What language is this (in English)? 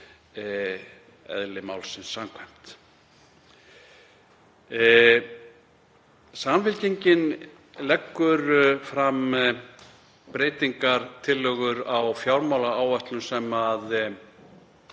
Icelandic